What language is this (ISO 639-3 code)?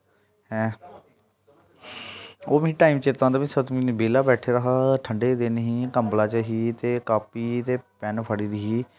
doi